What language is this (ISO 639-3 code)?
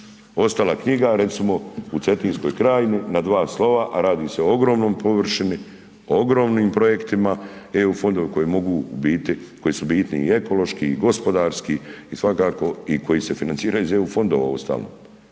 hrv